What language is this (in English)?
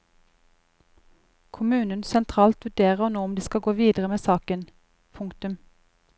Norwegian